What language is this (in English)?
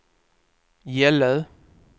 Swedish